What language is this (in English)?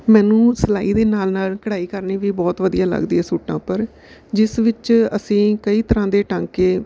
Punjabi